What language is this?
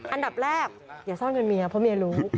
Thai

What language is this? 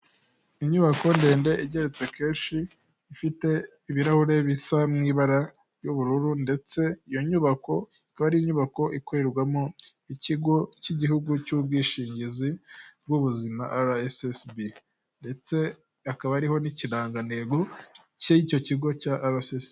Kinyarwanda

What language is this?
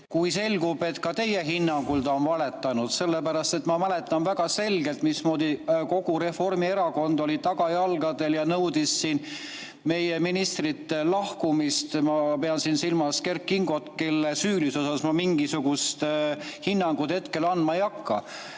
Estonian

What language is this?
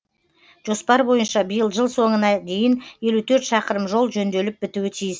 Kazakh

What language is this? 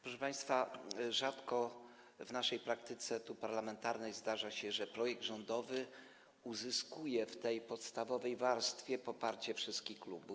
Polish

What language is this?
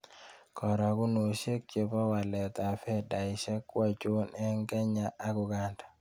Kalenjin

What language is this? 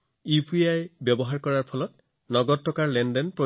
Assamese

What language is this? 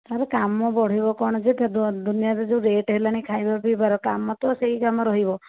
Odia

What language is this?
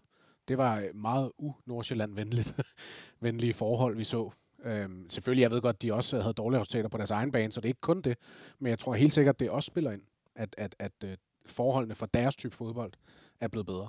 Danish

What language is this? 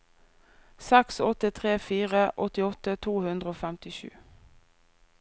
Norwegian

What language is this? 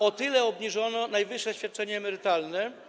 Polish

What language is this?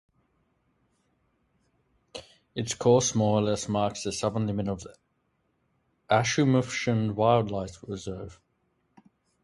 English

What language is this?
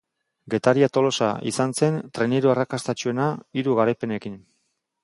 Basque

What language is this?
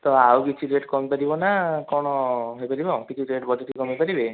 Odia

